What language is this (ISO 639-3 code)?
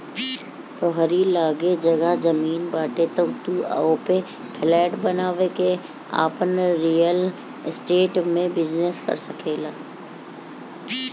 bho